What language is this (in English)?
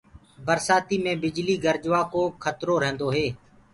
Gurgula